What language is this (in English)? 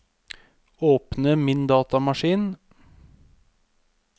Norwegian